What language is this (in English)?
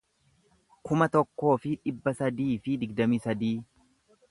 Oromo